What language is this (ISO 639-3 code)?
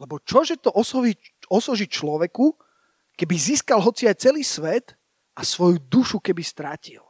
slk